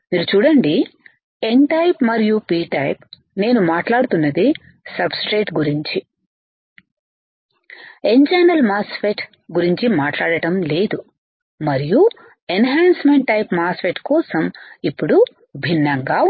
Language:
Telugu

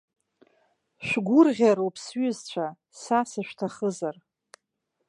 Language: Abkhazian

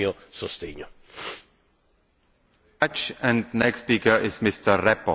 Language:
Italian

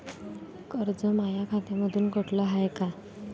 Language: Marathi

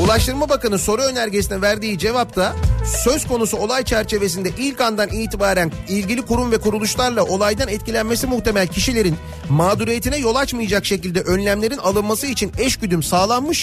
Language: Turkish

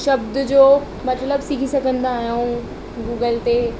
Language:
Sindhi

